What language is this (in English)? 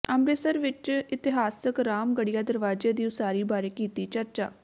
Punjabi